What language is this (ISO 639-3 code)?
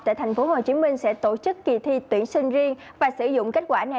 vie